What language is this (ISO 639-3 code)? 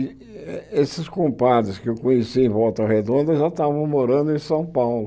por